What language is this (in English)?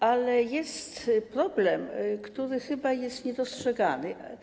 Polish